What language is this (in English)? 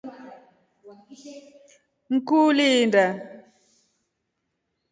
Rombo